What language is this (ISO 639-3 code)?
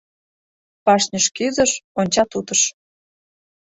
chm